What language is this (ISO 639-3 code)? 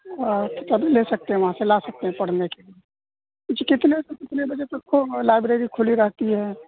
urd